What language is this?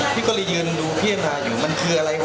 Thai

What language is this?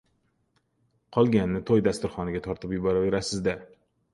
Uzbek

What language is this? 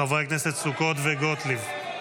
Hebrew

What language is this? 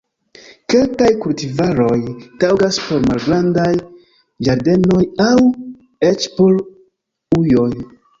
Esperanto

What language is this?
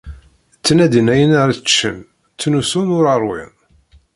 Kabyle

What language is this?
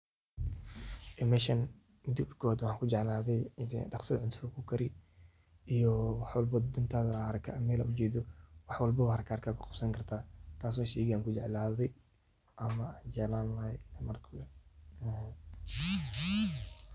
Somali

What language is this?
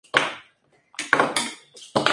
Spanish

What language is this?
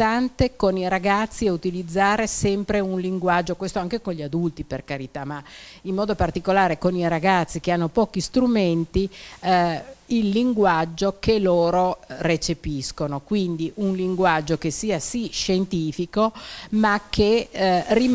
Italian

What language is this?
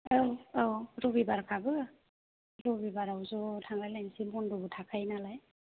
Bodo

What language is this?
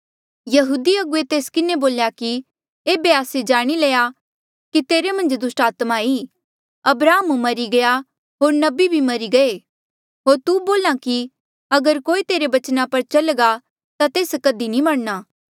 Mandeali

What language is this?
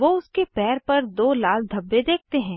Hindi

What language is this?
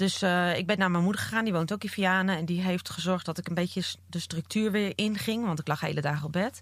Dutch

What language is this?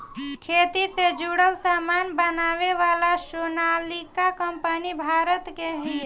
Bhojpuri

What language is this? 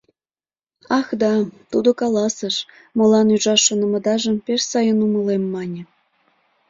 Mari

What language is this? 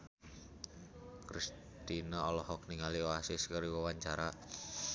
Sundanese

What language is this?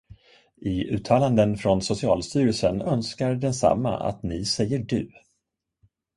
Swedish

